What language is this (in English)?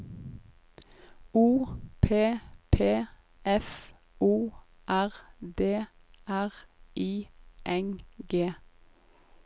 Norwegian